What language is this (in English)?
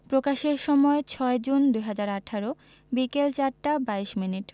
Bangla